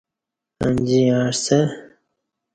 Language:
Kati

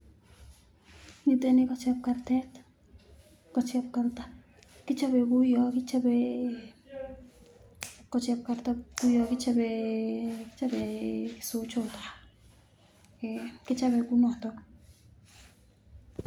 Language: Kalenjin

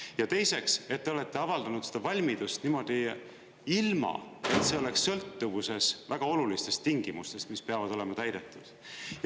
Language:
Estonian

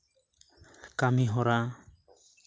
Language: Santali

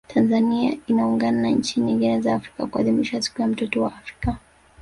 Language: Swahili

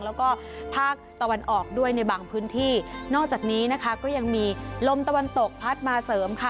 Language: Thai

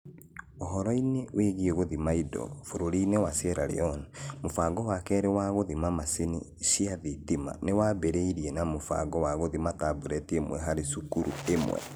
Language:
Kikuyu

